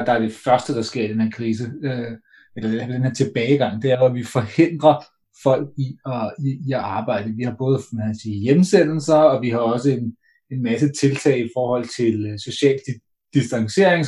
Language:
Danish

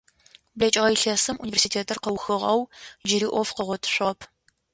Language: Adyghe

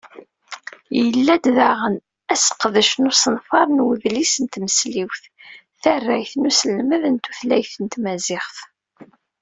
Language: Kabyle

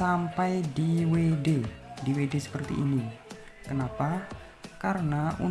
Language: Indonesian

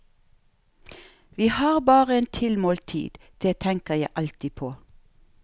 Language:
Norwegian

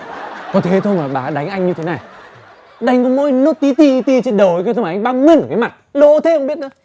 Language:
Vietnamese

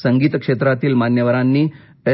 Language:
Marathi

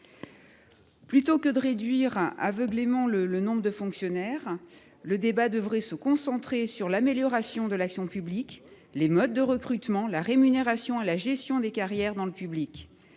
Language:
French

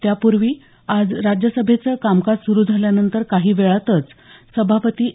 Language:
Marathi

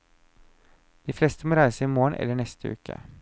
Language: Norwegian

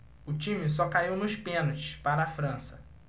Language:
Portuguese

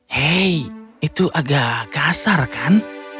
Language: Indonesian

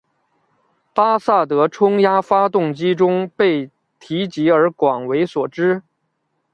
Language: Chinese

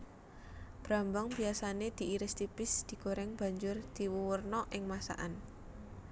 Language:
Javanese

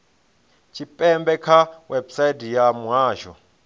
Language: Venda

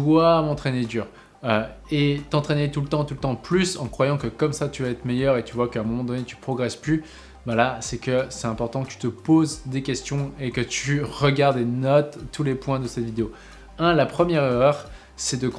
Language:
French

